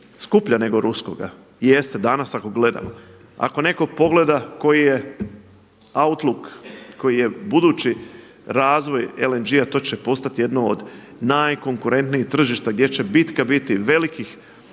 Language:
Croatian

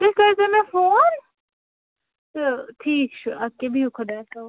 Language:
Kashmiri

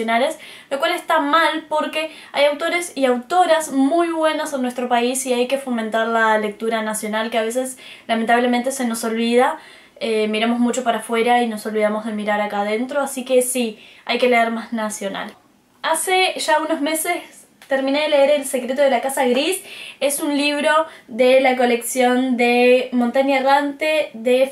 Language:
Spanish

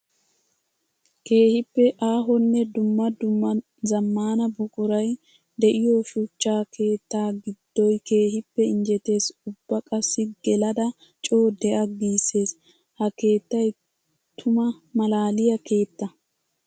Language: Wolaytta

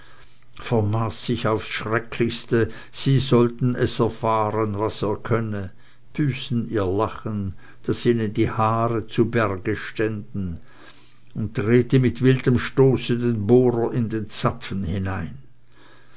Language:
German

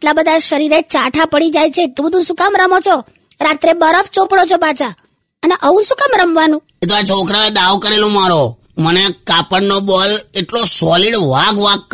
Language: Hindi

